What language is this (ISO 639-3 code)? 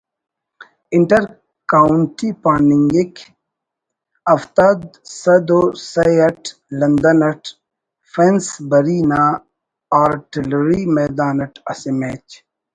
brh